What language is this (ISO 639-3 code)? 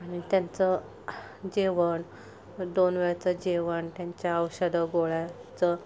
mar